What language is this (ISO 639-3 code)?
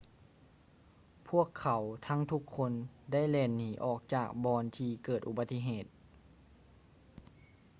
lao